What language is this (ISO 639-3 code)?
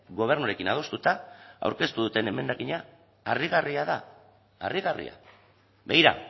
eus